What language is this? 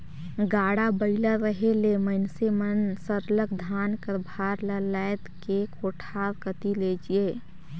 Chhattisgarhi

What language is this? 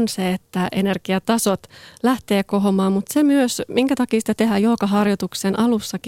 Finnish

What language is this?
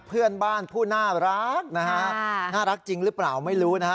Thai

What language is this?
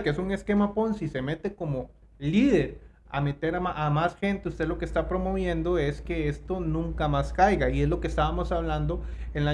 Spanish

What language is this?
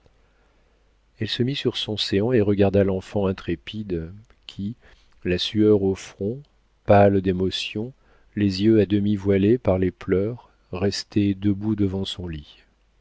French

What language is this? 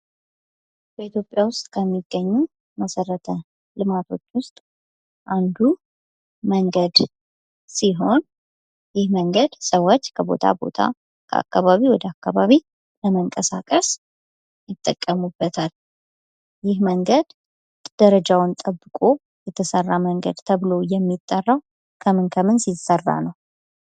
Amharic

